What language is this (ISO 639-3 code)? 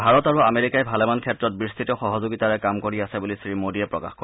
asm